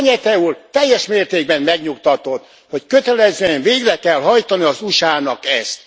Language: Hungarian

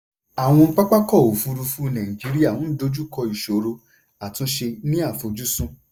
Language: Yoruba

